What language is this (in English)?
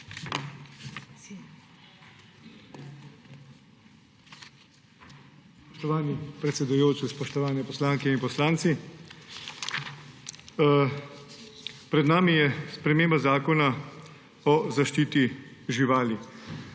Slovenian